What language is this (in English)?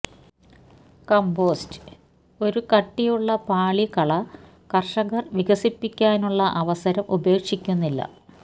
Malayalam